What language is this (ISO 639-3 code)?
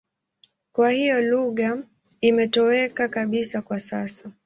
swa